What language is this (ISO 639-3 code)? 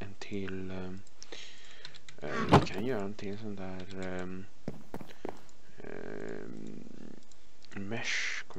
swe